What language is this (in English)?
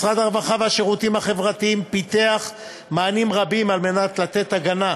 Hebrew